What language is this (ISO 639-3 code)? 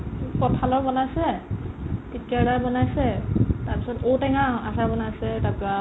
asm